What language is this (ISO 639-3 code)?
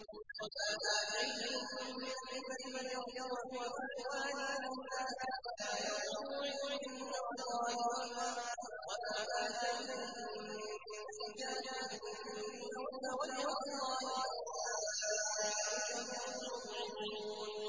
ara